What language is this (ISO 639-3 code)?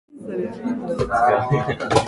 jpn